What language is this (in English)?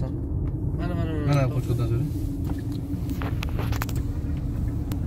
Turkish